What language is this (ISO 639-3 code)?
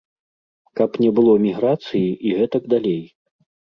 bel